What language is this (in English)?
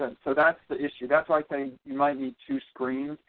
English